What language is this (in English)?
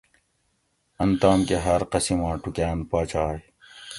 Gawri